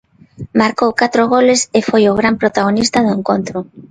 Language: Galician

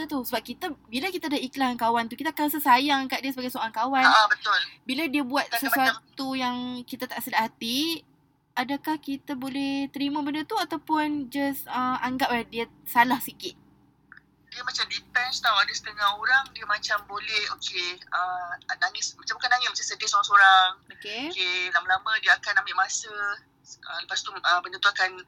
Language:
Malay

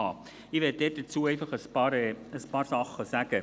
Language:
Swiss German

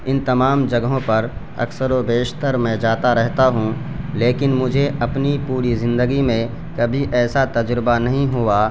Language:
Urdu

